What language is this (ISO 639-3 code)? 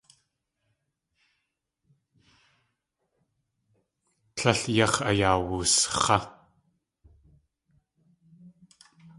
tli